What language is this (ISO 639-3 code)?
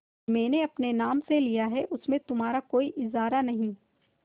hin